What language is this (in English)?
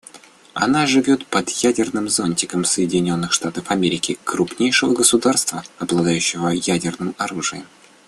Russian